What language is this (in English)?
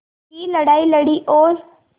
Hindi